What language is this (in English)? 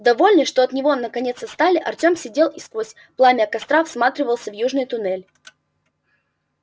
Russian